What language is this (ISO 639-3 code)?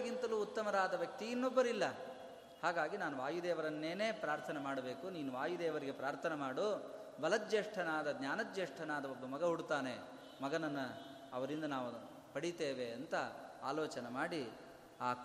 kan